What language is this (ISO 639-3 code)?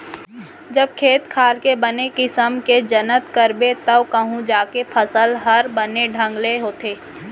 hne